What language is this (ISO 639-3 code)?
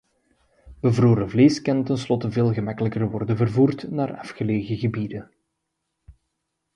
nld